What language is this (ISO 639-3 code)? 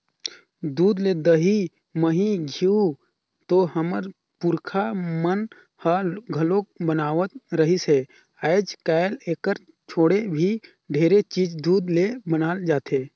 hne